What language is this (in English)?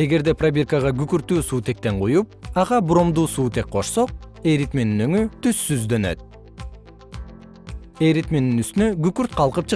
Kyrgyz